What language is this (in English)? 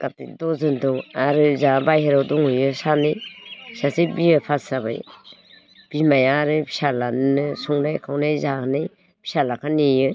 Bodo